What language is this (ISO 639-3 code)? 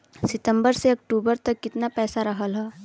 bho